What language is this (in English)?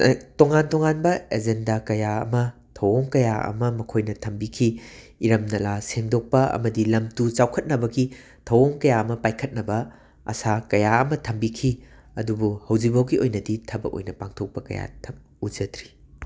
Manipuri